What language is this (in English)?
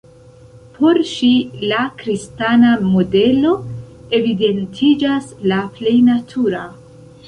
Esperanto